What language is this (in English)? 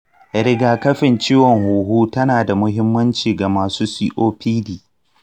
Hausa